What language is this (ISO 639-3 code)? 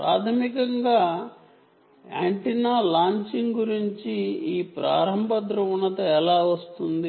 tel